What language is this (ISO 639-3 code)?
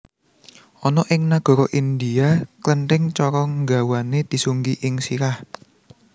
jav